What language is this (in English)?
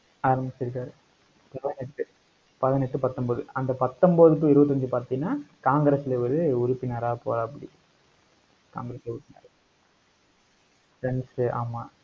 Tamil